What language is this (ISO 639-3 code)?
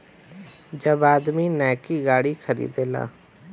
bho